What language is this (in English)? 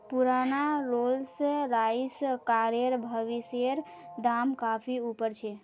Magahi